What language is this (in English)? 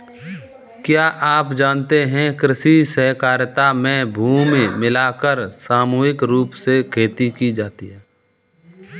Hindi